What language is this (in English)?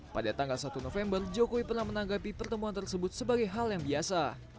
Indonesian